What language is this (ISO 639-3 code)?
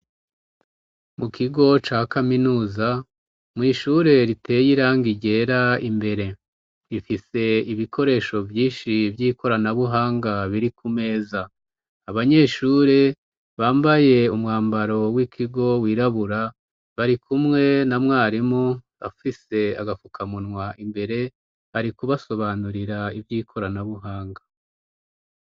run